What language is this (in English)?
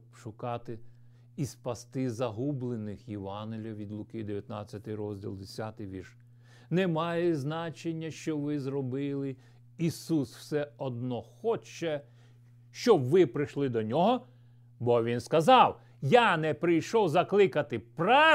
Ukrainian